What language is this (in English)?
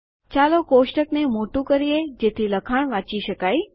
Gujarati